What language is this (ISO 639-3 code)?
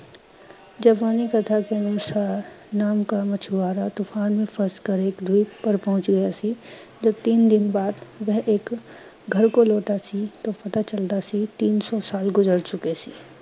pan